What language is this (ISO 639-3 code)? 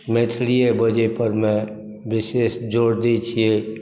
mai